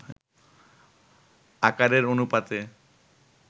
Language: Bangla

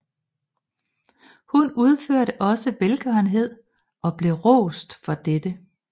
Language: Danish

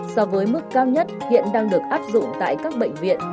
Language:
Vietnamese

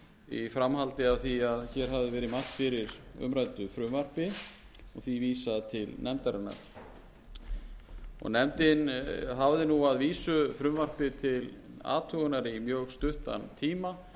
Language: Icelandic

